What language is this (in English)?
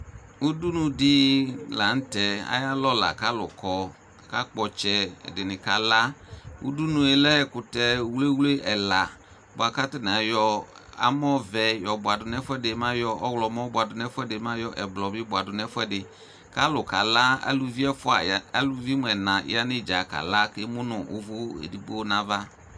Ikposo